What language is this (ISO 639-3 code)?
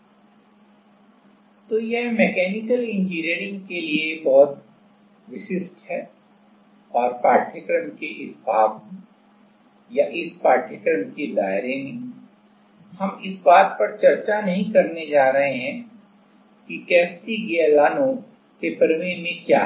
hin